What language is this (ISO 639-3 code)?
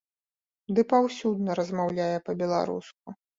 bel